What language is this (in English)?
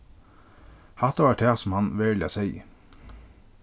Faroese